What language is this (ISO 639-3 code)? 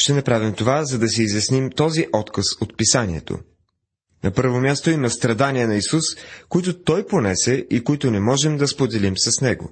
bul